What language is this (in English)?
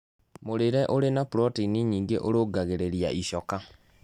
Kikuyu